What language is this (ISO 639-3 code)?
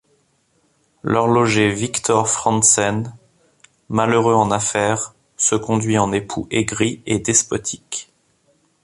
fra